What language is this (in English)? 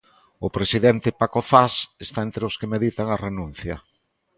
Galician